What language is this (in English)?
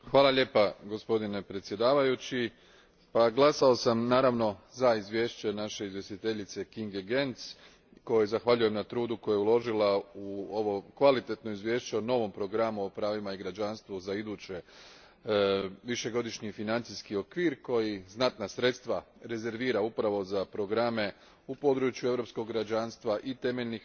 Croatian